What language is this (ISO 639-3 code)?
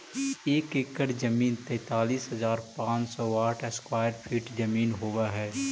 mag